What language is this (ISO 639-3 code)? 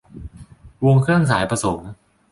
tha